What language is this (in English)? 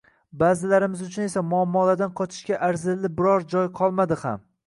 Uzbek